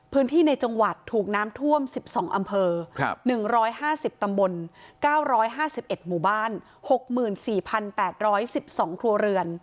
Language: Thai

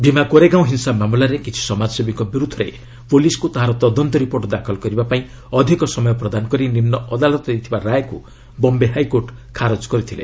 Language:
Odia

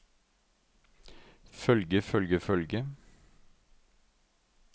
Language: Norwegian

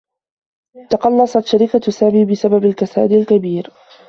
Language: Arabic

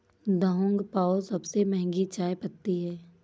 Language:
Hindi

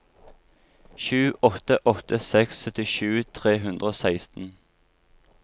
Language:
Norwegian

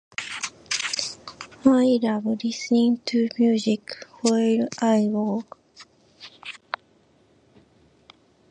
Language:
Japanese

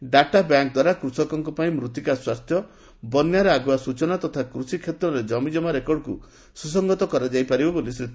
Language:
Odia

